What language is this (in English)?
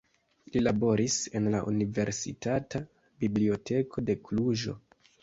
Esperanto